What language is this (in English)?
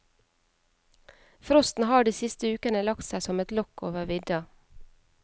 Norwegian